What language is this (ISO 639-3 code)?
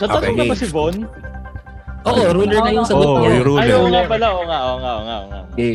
fil